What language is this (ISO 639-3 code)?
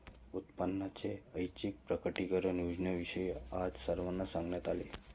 mar